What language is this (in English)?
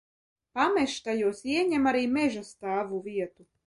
Latvian